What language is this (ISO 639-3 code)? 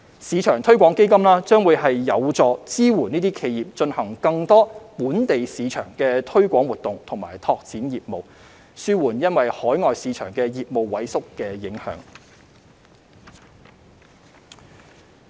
yue